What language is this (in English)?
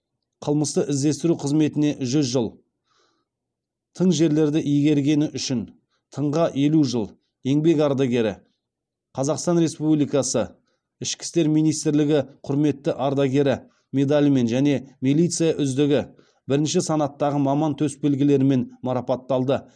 Kazakh